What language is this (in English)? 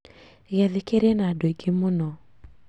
Kikuyu